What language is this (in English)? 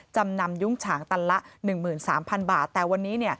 Thai